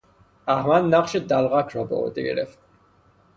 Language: Persian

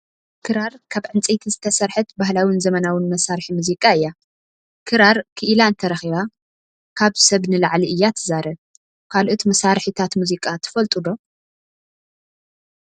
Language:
Tigrinya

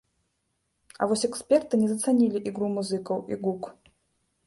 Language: Belarusian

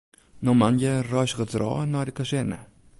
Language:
Western Frisian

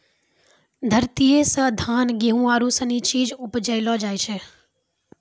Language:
Maithili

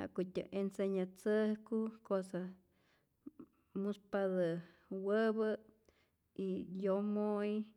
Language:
Rayón Zoque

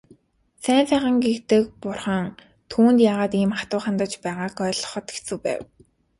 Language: Mongolian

